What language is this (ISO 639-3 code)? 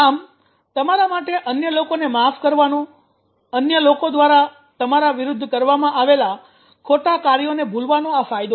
guj